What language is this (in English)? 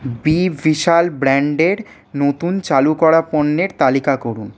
Bangla